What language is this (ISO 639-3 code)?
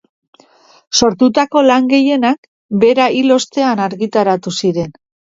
eus